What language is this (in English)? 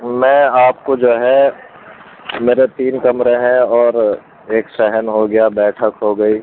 Urdu